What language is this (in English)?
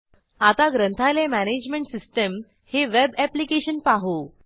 Marathi